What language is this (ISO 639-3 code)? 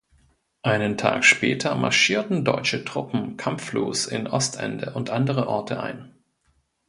deu